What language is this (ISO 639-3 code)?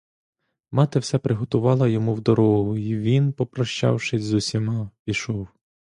ukr